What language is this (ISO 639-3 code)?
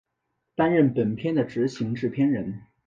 zho